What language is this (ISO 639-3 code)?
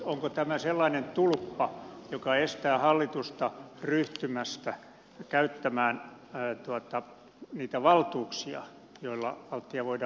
fin